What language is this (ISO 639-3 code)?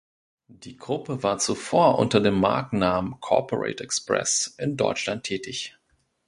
deu